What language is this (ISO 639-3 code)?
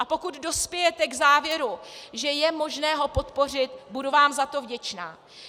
ces